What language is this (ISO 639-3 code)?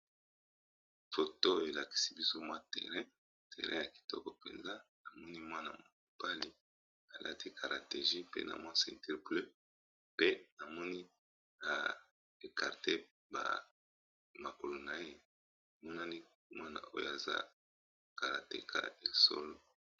lin